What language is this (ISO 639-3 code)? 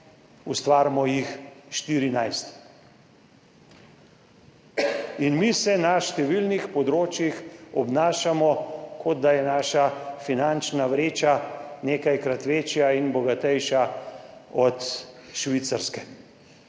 slv